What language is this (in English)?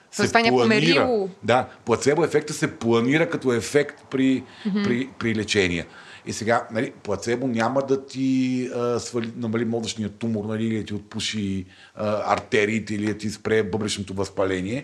Bulgarian